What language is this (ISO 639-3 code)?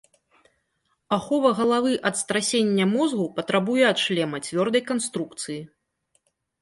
bel